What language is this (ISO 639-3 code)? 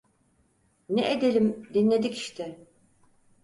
tur